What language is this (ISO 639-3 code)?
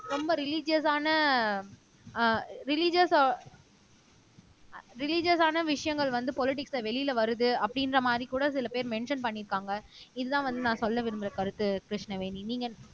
tam